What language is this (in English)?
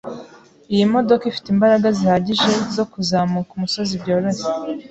Kinyarwanda